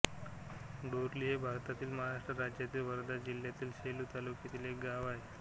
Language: Marathi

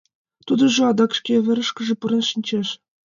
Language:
Mari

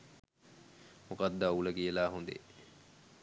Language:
Sinhala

